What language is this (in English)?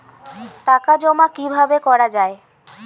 Bangla